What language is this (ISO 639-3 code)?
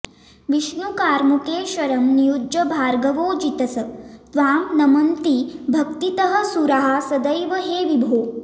san